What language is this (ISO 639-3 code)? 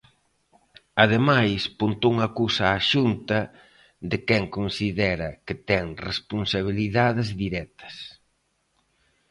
glg